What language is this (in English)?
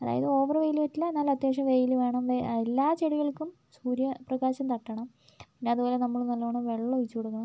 Malayalam